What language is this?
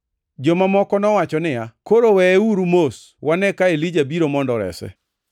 Luo (Kenya and Tanzania)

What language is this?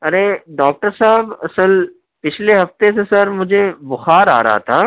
Urdu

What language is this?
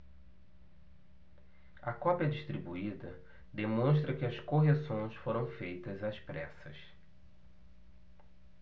Portuguese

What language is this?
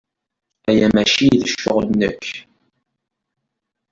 Kabyle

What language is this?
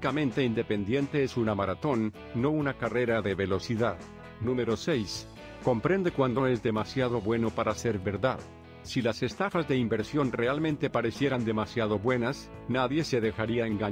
Spanish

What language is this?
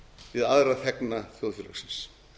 Icelandic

